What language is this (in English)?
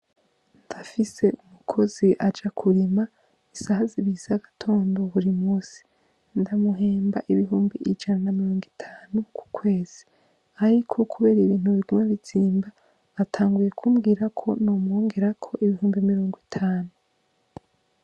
Rundi